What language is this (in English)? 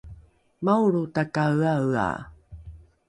Rukai